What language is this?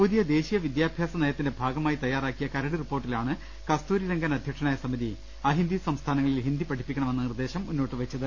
Malayalam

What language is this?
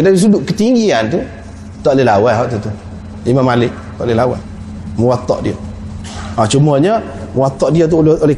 Malay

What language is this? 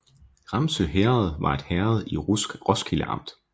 Danish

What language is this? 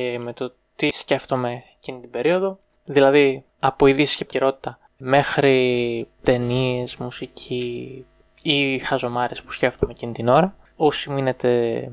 Greek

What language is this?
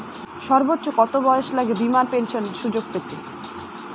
Bangla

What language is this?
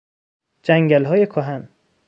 Persian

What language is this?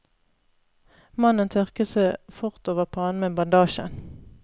Norwegian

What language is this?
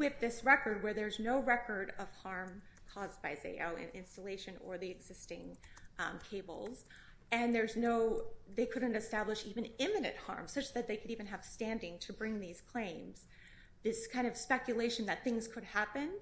English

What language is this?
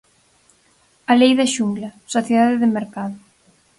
Galician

